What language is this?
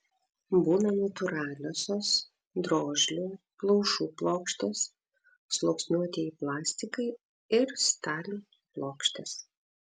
Lithuanian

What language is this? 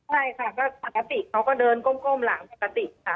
Thai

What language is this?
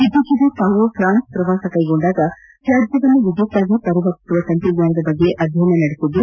Kannada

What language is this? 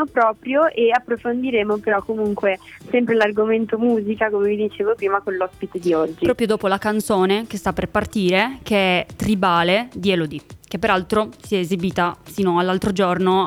Italian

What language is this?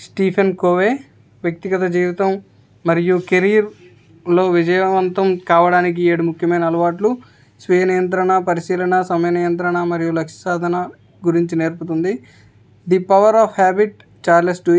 Telugu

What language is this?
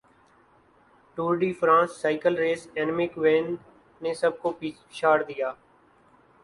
Urdu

